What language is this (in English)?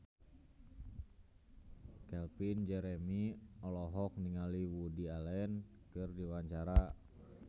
Sundanese